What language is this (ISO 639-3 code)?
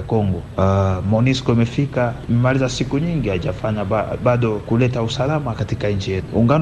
swa